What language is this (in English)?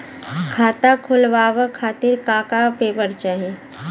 Bhojpuri